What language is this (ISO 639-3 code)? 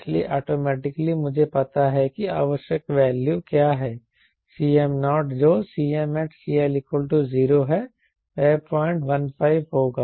hin